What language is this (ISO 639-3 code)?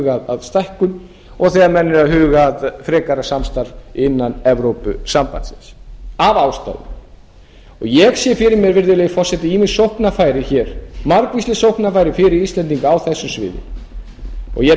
isl